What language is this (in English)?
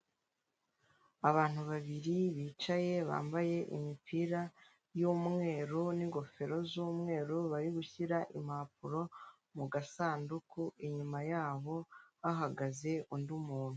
Kinyarwanda